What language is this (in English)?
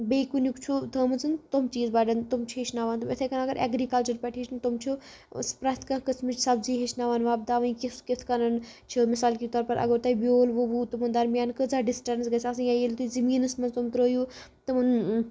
Kashmiri